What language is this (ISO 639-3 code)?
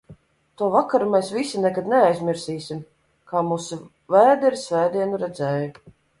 lav